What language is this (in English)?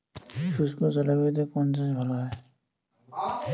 Bangla